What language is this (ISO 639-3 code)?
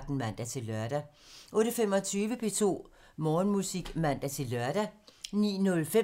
dan